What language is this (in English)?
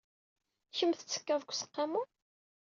Kabyle